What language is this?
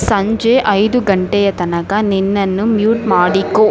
Kannada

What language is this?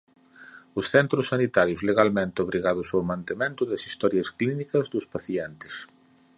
Galician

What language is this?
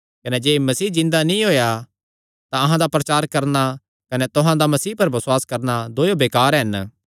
Kangri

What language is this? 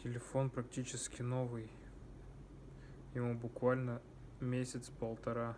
Russian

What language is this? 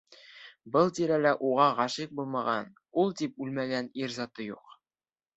Bashkir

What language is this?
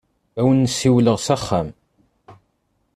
Kabyle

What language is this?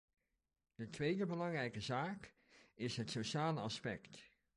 Dutch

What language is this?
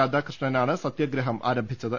Malayalam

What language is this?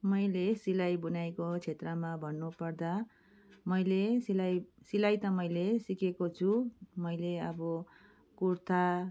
Nepali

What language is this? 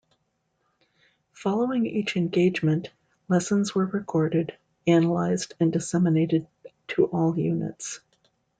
English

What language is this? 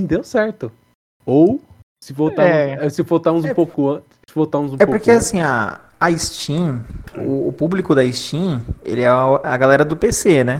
Portuguese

